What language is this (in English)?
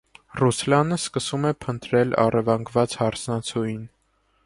Armenian